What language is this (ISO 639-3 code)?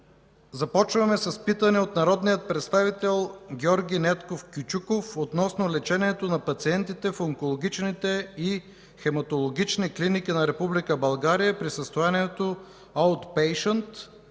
bul